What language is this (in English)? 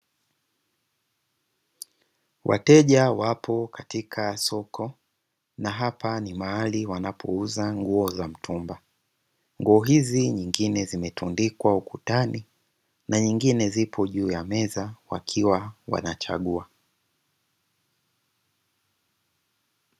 Swahili